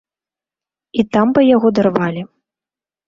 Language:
Belarusian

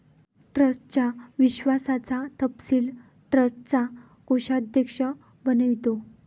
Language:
Marathi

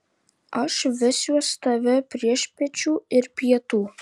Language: Lithuanian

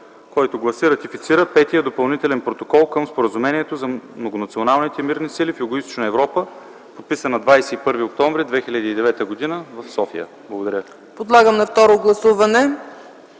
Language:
Bulgarian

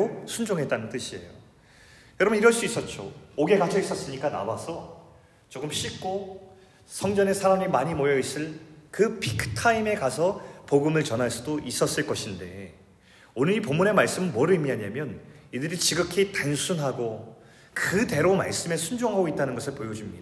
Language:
Korean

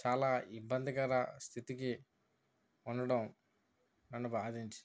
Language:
Telugu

